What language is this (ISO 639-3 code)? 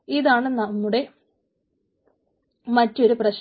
mal